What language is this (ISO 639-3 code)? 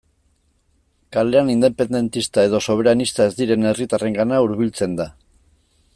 eus